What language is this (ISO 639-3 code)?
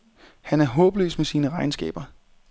dan